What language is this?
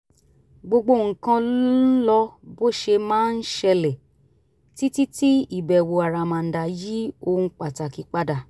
Yoruba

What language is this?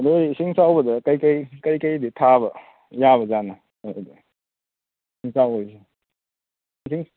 Manipuri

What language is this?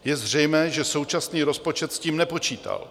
Czech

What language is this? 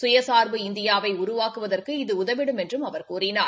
Tamil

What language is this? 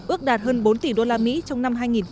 Vietnamese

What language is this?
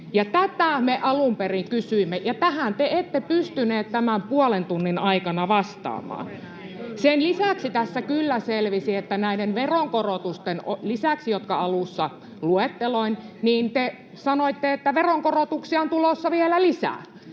Finnish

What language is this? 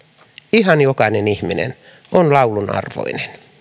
Finnish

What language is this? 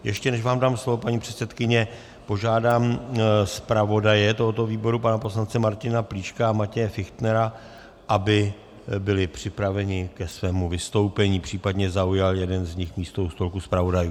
Czech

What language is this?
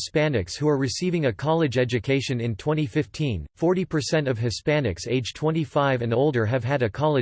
English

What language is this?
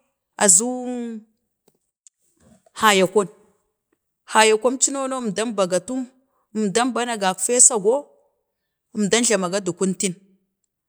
Bade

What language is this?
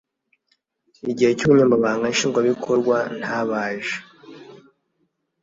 Kinyarwanda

